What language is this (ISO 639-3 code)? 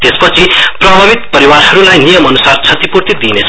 nep